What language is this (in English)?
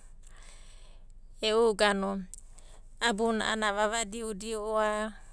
Abadi